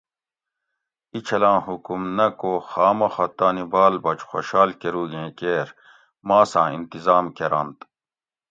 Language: Gawri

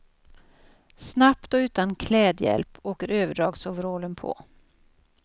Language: Swedish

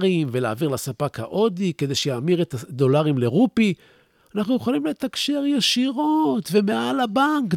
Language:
Hebrew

